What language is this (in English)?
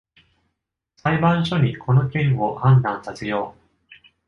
Japanese